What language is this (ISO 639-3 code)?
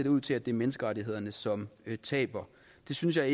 dan